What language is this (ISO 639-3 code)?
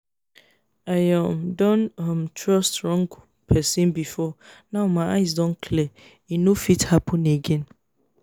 pcm